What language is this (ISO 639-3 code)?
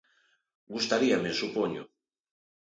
glg